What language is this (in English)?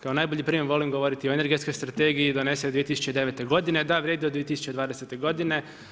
Croatian